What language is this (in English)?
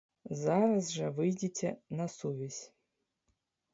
Belarusian